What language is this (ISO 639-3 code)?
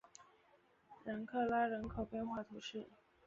zho